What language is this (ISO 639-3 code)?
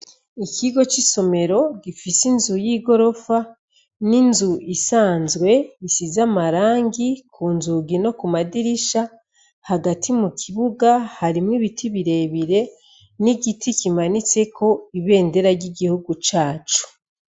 run